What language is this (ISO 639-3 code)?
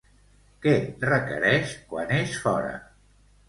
cat